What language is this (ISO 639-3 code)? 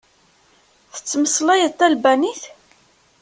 kab